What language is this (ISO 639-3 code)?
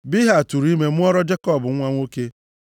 ibo